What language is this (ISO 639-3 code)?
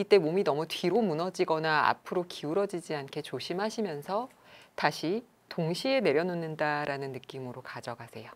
kor